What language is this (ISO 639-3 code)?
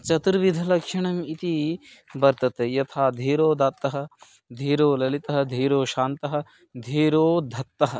san